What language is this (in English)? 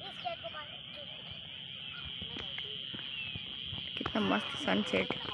Indonesian